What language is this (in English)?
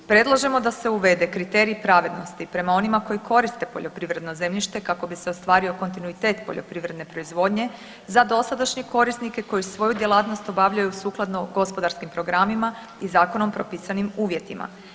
Croatian